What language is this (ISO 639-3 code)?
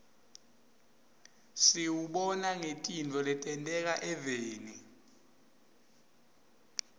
ssw